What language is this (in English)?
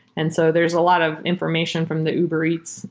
English